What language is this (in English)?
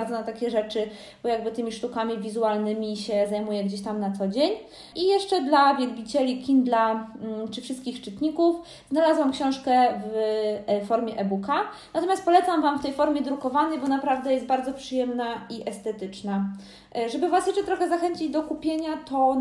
Polish